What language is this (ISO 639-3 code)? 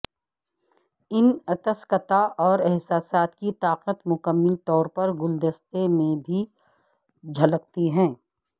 urd